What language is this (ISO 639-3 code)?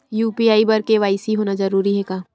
hne